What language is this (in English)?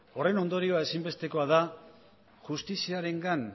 Basque